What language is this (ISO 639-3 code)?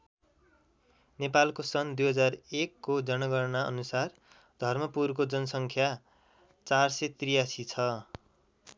nep